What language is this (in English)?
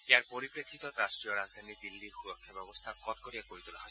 Assamese